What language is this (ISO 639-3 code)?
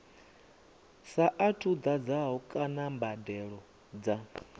ven